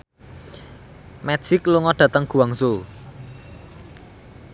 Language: Javanese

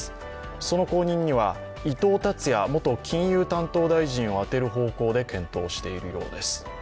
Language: Japanese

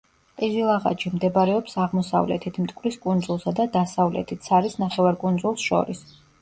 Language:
Georgian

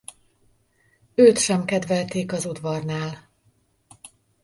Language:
Hungarian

